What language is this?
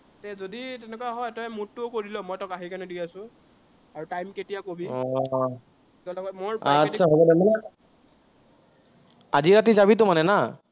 Assamese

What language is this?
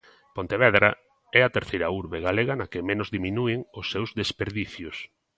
Galician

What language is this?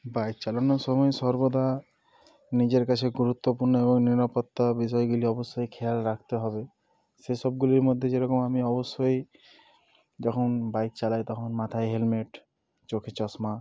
Bangla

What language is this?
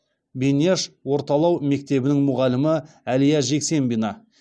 Kazakh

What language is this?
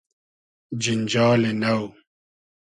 Hazaragi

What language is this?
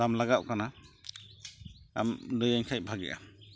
Santali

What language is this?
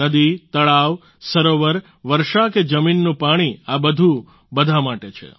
Gujarati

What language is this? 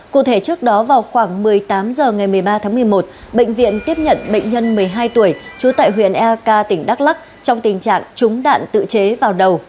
Vietnamese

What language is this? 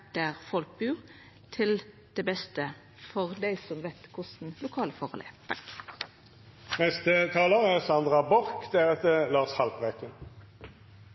Norwegian Nynorsk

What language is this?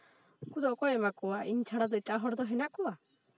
Santali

